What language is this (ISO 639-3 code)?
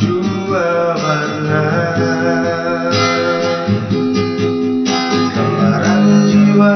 ind